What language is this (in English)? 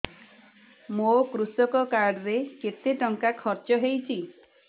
Odia